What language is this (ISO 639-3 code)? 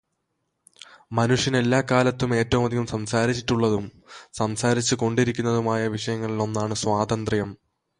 mal